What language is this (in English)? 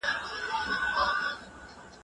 Pashto